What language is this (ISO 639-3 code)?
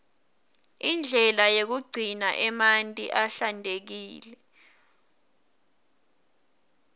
ssw